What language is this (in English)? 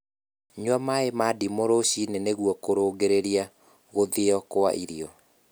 Kikuyu